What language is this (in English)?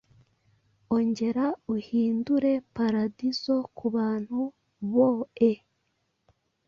Kinyarwanda